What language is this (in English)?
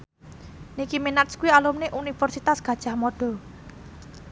Javanese